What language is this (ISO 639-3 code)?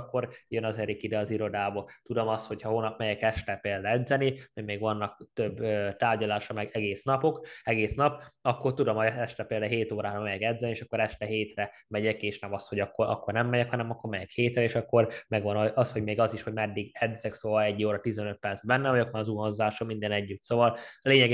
hun